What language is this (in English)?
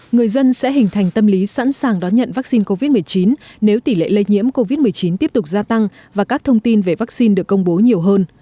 Vietnamese